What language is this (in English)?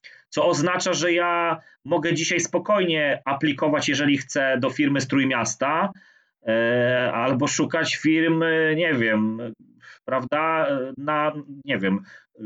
Polish